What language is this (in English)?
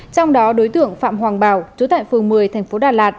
Vietnamese